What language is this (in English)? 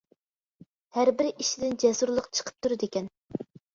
Uyghur